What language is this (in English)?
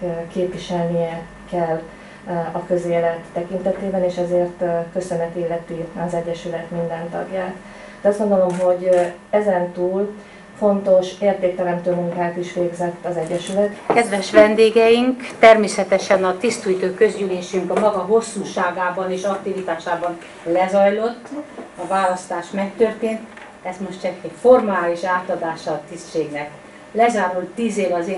Hungarian